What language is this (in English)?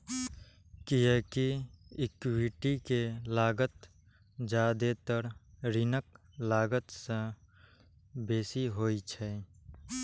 Maithili